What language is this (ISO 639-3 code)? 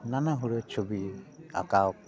sat